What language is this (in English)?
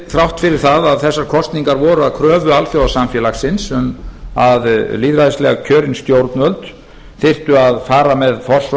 Icelandic